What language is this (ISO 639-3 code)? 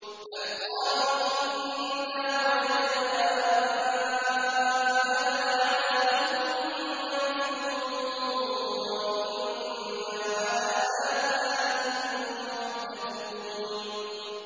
ara